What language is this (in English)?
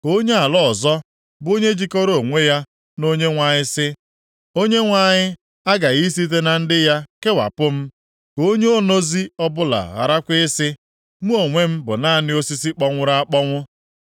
Igbo